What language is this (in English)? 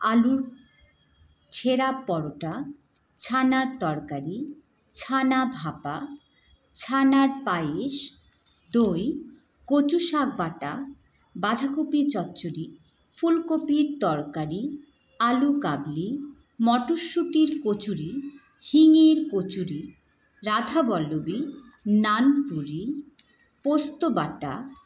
Bangla